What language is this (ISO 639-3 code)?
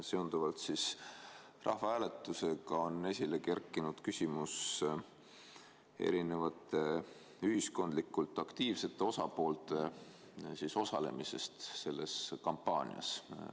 est